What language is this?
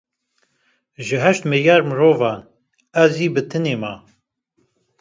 Kurdish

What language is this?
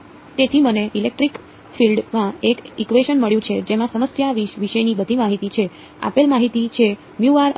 Gujarati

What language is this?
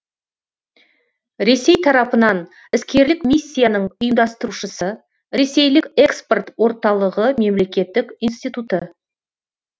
Kazakh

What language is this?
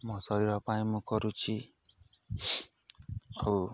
Odia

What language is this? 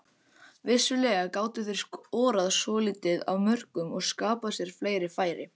Icelandic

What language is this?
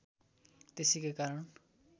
Nepali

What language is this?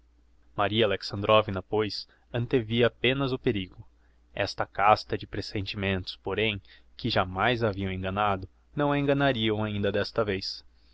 Portuguese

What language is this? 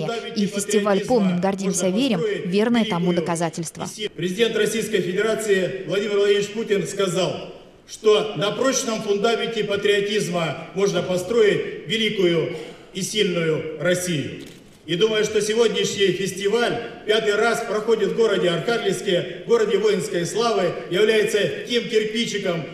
Russian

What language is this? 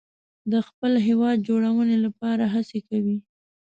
Pashto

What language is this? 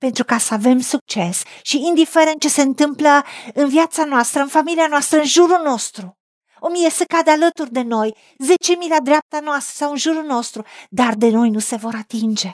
Romanian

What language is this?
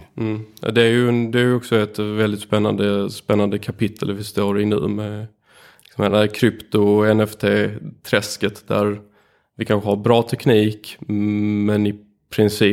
Swedish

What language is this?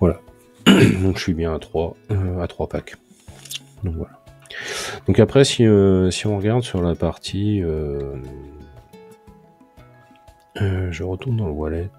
French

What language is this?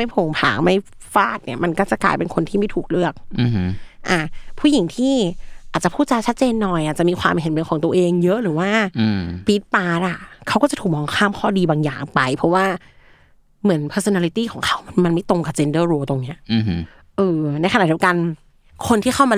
Thai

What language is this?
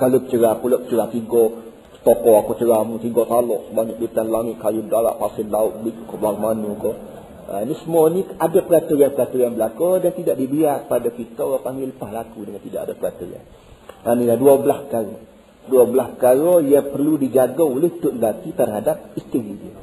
Malay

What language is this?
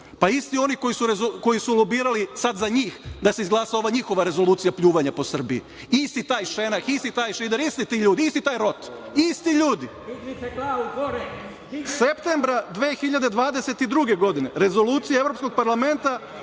Serbian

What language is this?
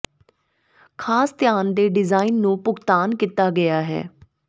Punjabi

